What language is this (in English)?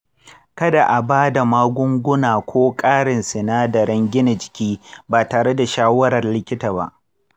Hausa